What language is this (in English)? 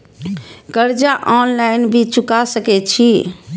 Maithili